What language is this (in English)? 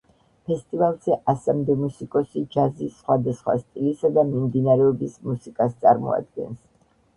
Georgian